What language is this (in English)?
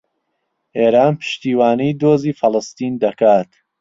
Central Kurdish